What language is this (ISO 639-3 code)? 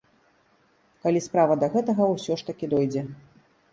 bel